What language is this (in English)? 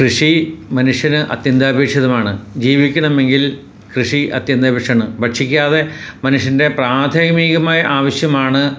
Malayalam